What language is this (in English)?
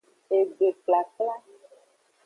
Aja (Benin)